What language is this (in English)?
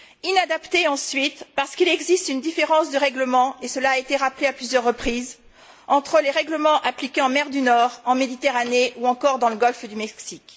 French